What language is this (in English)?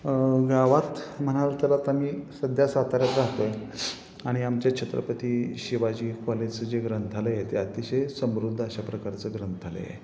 Marathi